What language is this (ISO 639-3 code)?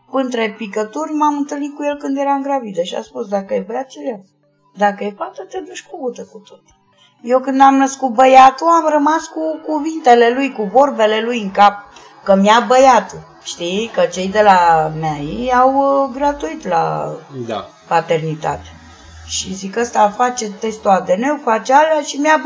ron